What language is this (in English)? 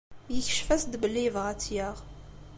Kabyle